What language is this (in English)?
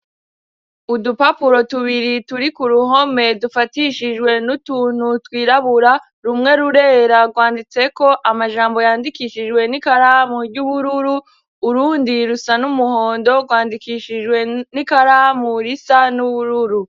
Rundi